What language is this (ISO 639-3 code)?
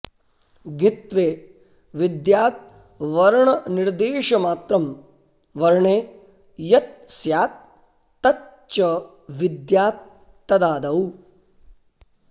san